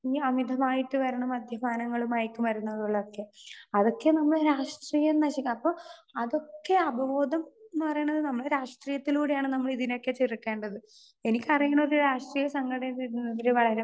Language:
Malayalam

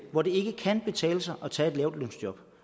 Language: Danish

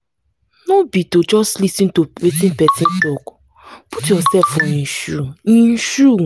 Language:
Nigerian Pidgin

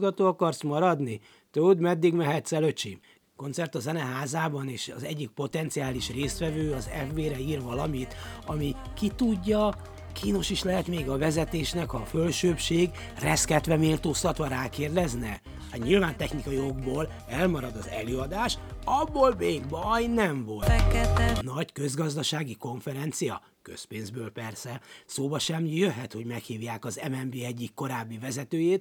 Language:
Hungarian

